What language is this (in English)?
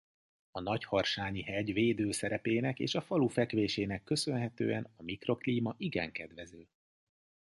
Hungarian